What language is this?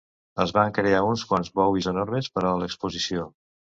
Catalan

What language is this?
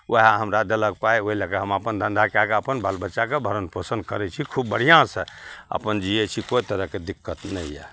Maithili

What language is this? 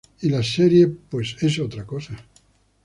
Spanish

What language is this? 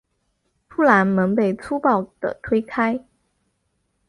Chinese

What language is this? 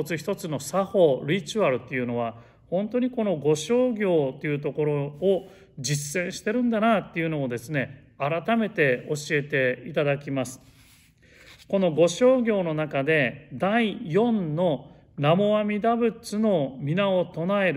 Japanese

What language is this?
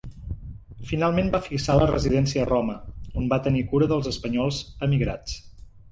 Catalan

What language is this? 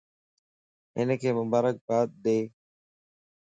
Lasi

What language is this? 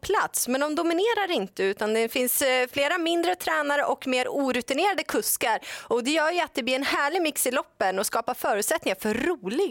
Swedish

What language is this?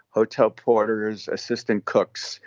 English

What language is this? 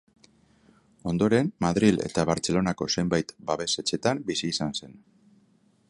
Basque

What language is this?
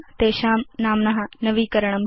Sanskrit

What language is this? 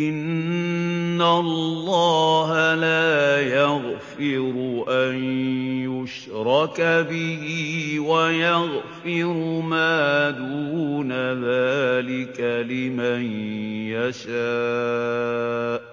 Arabic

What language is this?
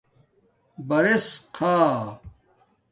Domaaki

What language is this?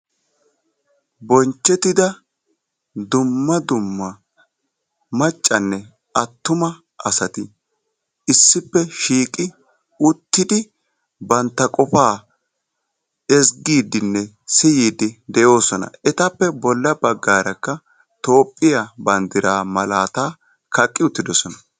Wolaytta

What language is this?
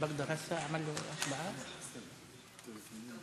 Hebrew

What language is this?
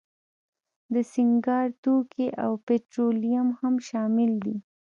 Pashto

